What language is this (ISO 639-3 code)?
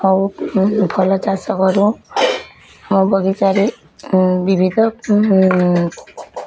ori